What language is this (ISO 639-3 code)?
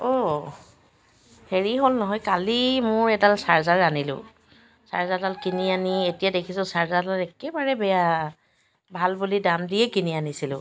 asm